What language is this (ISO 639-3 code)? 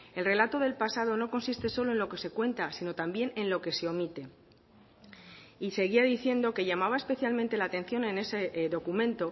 spa